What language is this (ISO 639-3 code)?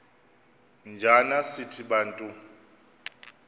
xho